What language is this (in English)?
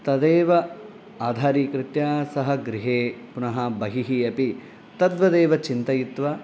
Sanskrit